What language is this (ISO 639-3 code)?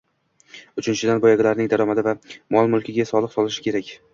uzb